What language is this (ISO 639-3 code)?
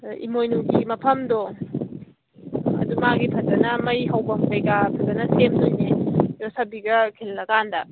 mni